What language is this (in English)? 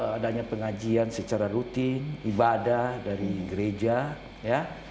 Indonesian